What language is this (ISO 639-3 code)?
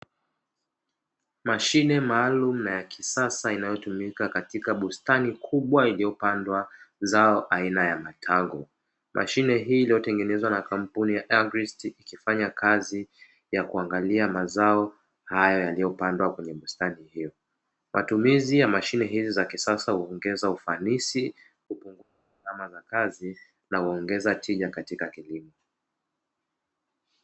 swa